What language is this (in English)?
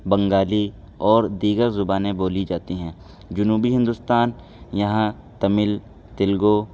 Urdu